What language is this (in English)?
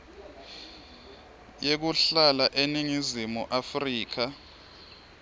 Swati